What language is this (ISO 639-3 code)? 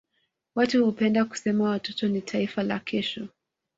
swa